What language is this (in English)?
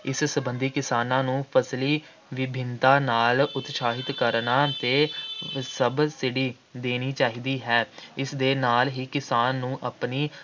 Punjabi